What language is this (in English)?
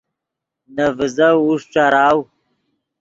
Yidgha